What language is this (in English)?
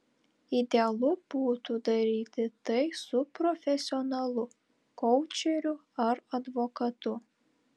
Lithuanian